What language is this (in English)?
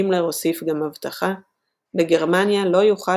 Hebrew